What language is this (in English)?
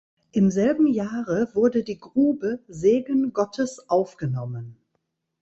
German